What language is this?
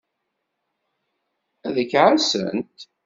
Kabyle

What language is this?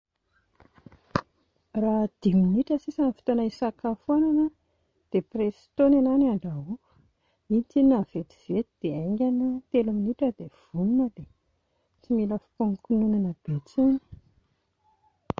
Malagasy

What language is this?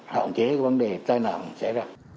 Vietnamese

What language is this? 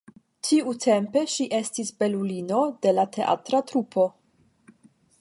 Esperanto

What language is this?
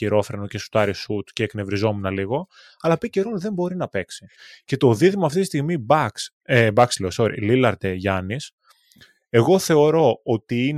Greek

